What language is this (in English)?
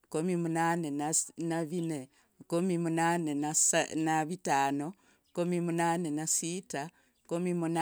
Logooli